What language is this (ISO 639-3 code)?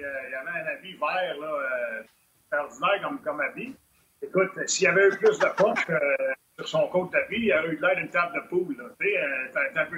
fra